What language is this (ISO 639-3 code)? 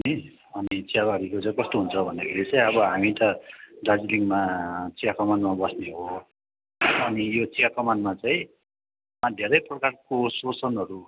nep